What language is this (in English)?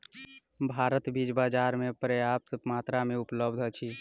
Maithili